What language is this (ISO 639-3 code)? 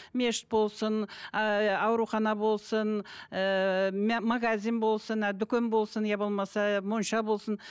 kaz